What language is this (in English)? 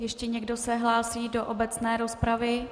Czech